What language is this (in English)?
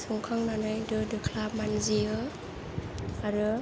Bodo